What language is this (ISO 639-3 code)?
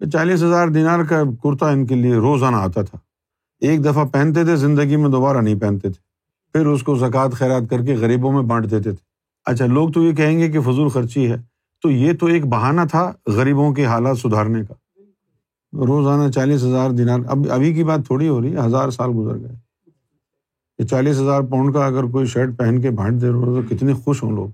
urd